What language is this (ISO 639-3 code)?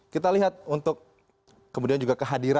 ind